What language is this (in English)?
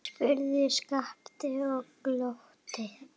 Icelandic